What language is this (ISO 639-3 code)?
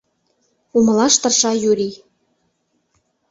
chm